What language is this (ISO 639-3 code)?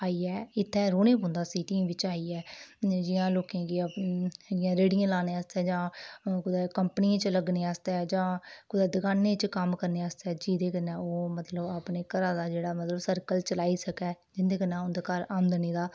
doi